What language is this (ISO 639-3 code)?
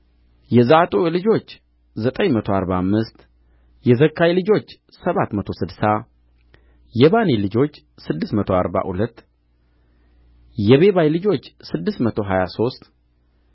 amh